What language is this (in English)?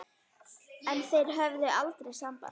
Icelandic